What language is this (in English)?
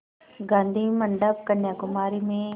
Hindi